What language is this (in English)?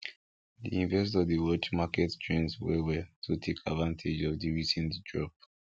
Nigerian Pidgin